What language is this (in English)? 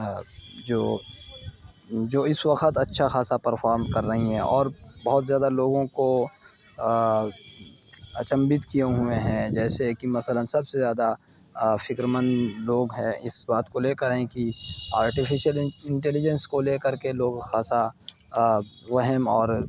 Urdu